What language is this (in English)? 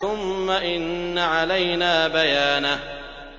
Arabic